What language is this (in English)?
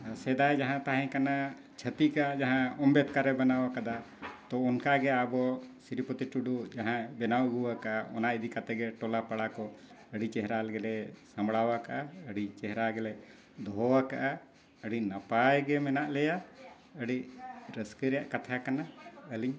Santali